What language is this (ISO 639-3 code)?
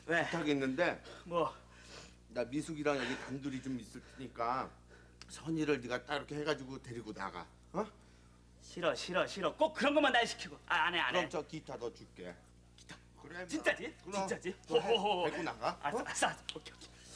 kor